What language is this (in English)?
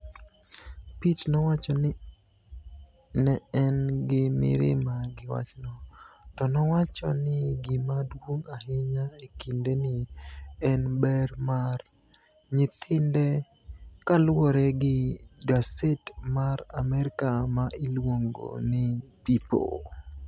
Luo (Kenya and Tanzania)